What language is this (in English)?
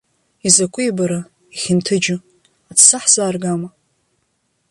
Abkhazian